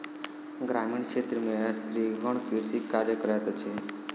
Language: Maithili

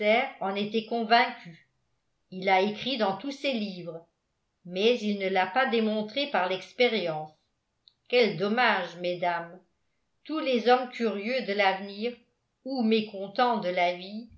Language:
French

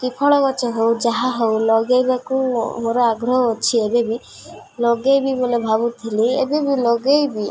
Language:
Odia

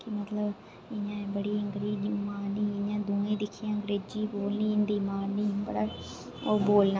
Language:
Dogri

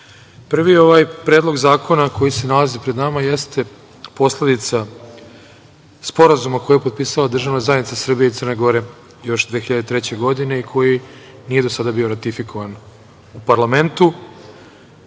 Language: Serbian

